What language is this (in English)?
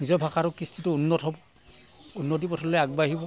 Assamese